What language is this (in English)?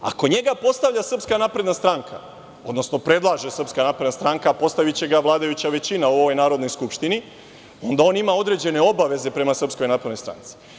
Serbian